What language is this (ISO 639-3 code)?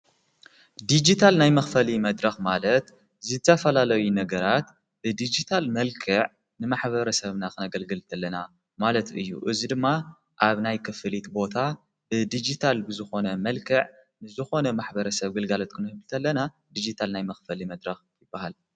tir